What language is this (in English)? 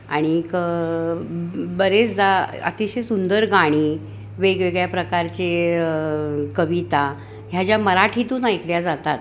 Marathi